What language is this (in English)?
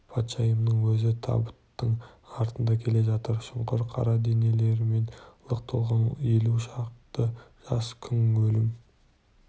Kazakh